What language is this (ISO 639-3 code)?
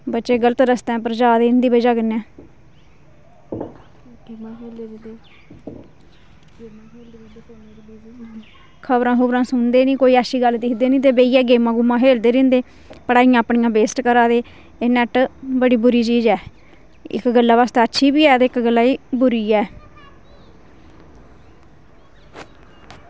doi